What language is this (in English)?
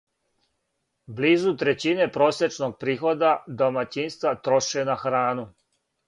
Serbian